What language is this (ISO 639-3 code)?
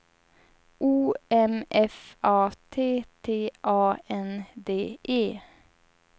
swe